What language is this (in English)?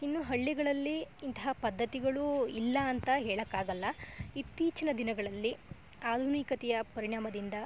Kannada